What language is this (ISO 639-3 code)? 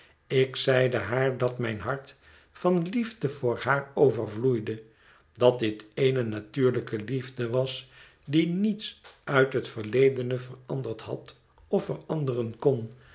nld